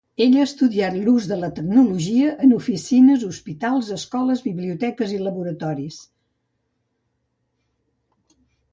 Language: Catalan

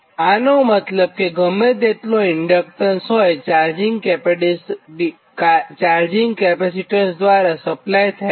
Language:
Gujarati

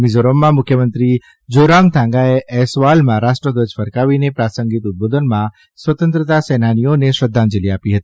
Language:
Gujarati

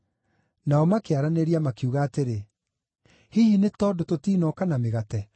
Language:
Kikuyu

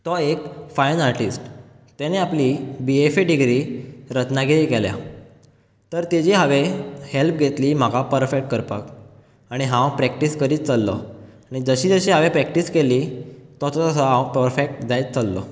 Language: Konkani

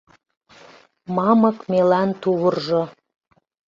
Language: Mari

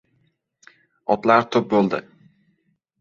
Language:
Uzbek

